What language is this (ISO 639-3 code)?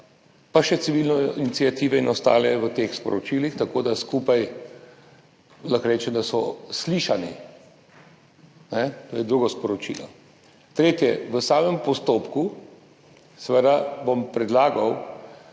slv